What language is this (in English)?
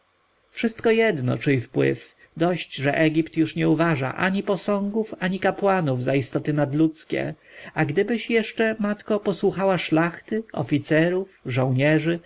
Polish